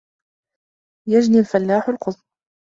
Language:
Arabic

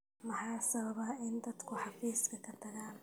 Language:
Somali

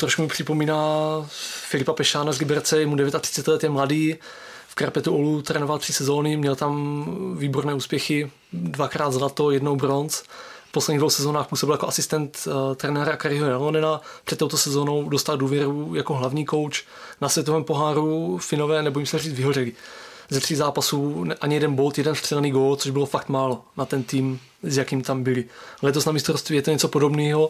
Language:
Czech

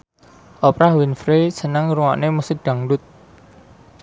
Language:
Javanese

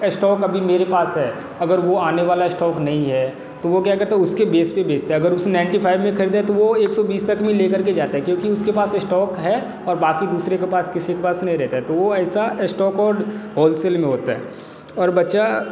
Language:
Hindi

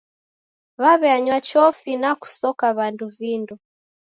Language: Taita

